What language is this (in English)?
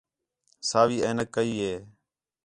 Khetrani